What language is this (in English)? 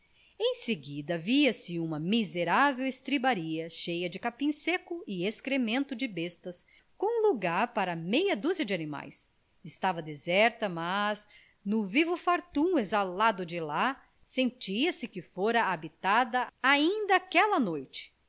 Portuguese